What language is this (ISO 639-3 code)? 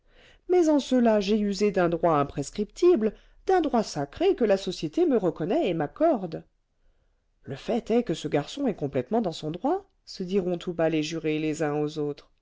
fra